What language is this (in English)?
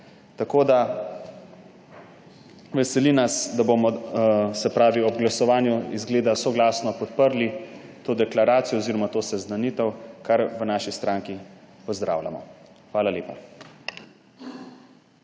Slovenian